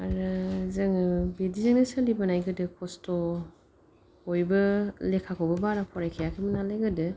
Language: Bodo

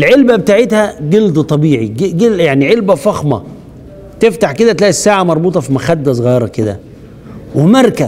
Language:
Arabic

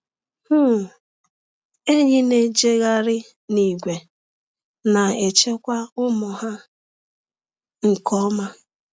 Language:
Igbo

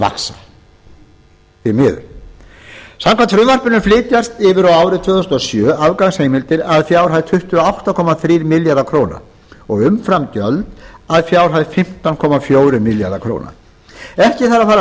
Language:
Icelandic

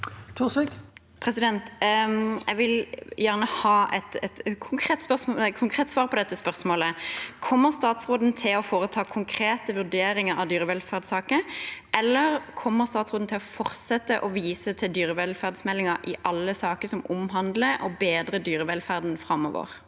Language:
Norwegian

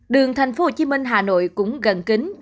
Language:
Vietnamese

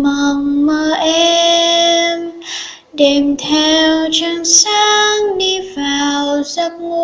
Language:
Vietnamese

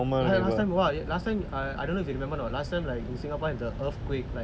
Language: English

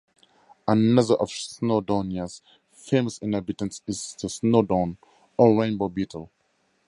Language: English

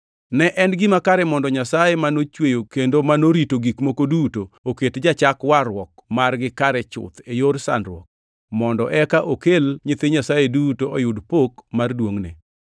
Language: Luo (Kenya and Tanzania)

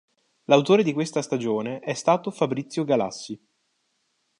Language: Italian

